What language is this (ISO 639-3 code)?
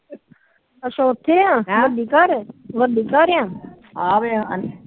pan